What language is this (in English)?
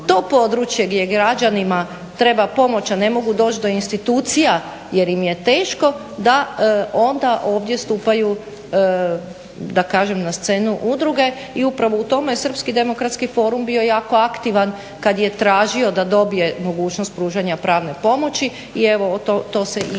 Croatian